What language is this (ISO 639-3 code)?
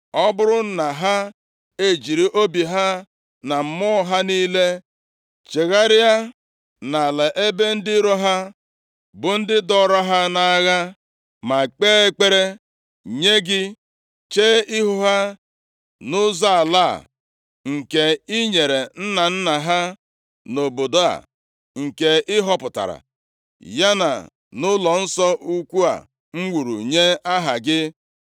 ibo